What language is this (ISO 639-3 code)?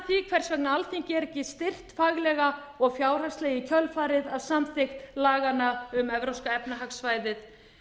isl